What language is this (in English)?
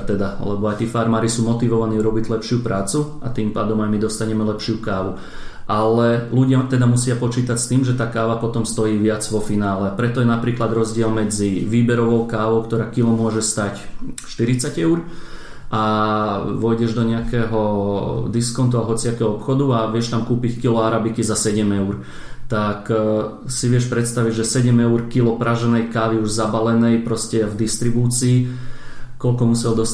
Slovak